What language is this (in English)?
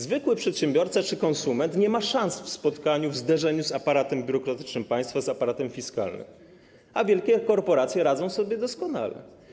Polish